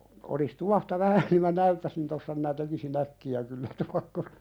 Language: Finnish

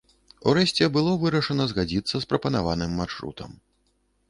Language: Belarusian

